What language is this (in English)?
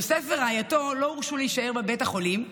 Hebrew